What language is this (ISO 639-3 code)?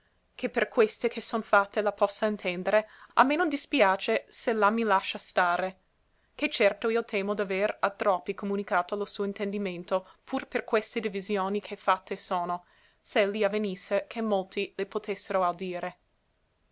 ita